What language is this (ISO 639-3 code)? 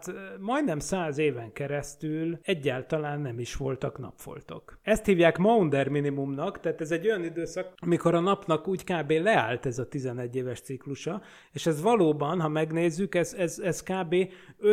hun